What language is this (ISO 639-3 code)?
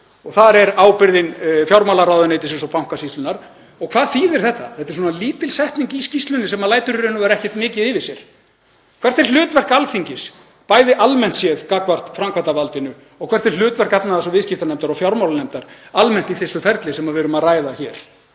isl